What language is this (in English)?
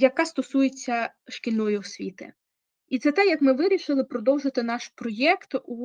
Ukrainian